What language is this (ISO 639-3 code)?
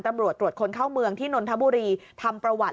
tha